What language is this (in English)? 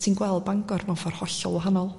Welsh